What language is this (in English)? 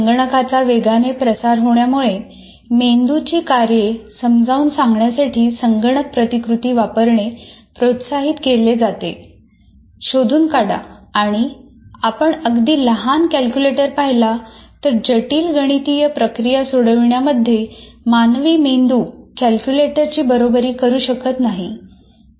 Marathi